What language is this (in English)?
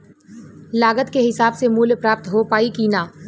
Bhojpuri